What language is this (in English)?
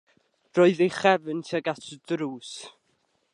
Welsh